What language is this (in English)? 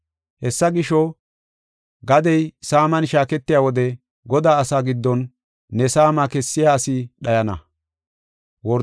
Gofa